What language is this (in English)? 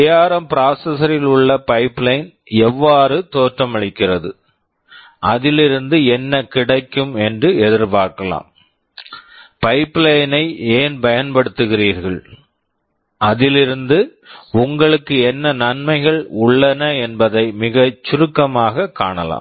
Tamil